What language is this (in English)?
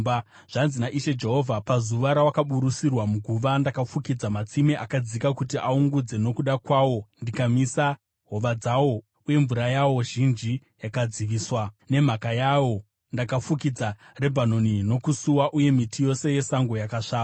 Shona